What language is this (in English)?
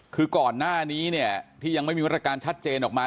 Thai